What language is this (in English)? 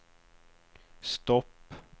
Swedish